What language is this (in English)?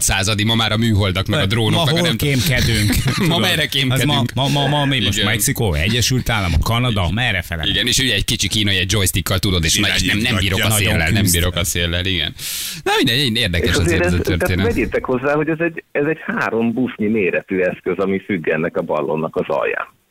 Hungarian